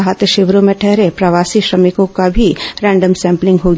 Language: Hindi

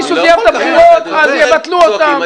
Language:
Hebrew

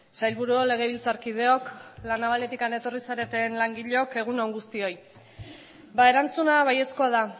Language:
Basque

